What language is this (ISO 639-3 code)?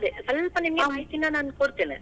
kan